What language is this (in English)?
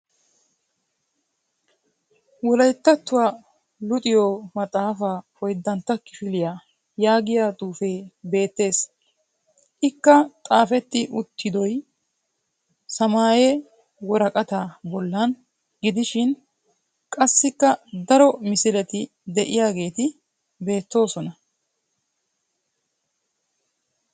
Wolaytta